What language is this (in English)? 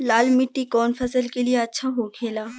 Bhojpuri